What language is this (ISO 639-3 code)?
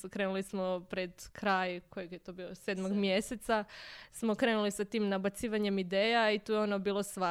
hrv